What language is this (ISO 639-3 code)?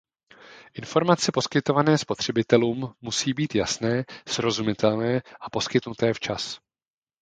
ces